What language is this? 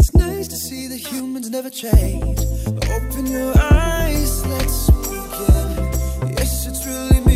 Hebrew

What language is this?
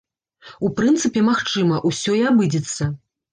Belarusian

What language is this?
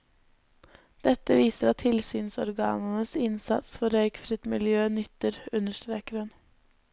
Norwegian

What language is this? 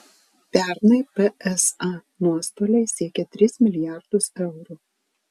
Lithuanian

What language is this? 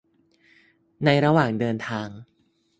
Thai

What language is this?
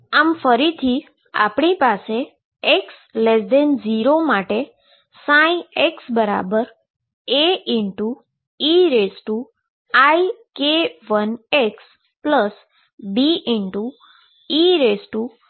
Gujarati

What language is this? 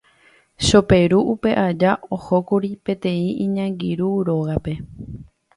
Guarani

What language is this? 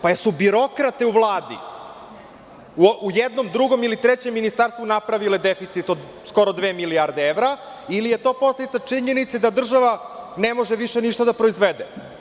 Serbian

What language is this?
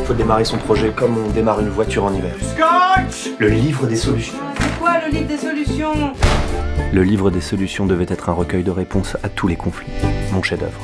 French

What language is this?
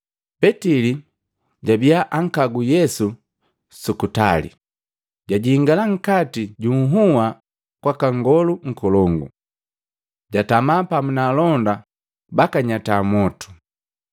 Matengo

